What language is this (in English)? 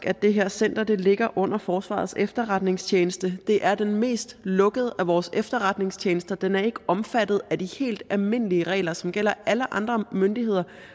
Danish